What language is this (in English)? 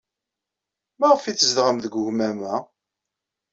Kabyle